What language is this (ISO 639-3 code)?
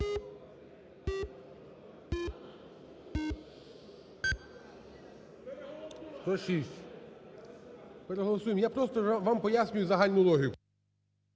ukr